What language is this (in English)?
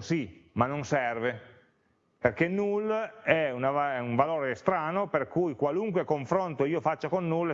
Italian